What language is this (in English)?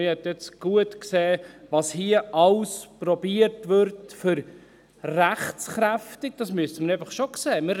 Swiss German